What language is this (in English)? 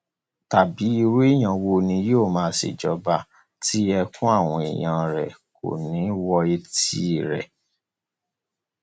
Yoruba